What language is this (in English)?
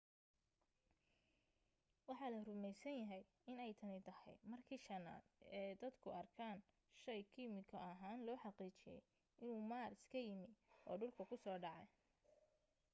Somali